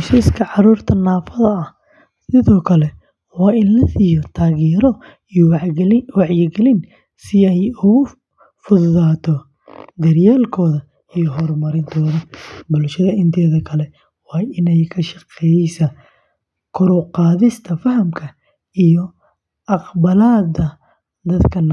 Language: Somali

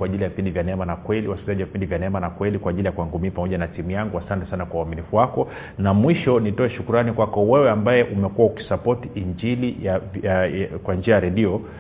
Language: Swahili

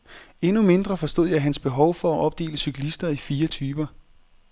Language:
Danish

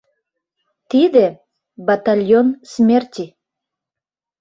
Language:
Mari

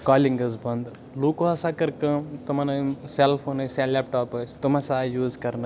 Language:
Kashmiri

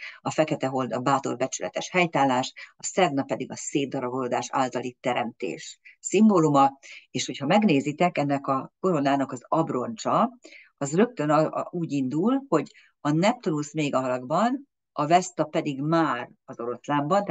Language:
Hungarian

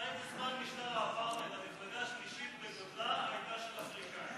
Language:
Hebrew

